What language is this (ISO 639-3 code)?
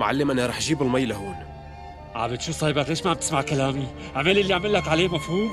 ara